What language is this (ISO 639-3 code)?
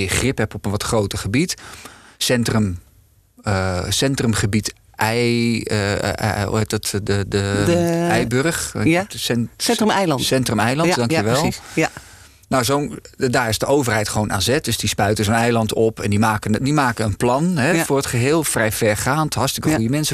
nld